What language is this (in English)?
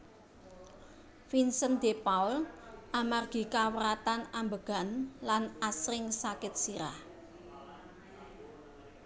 Javanese